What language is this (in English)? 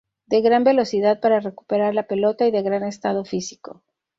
Spanish